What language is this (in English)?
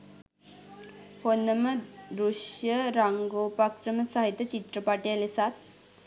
Sinhala